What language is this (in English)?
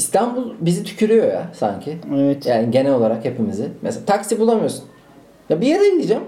Turkish